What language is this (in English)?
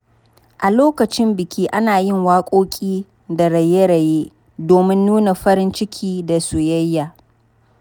Hausa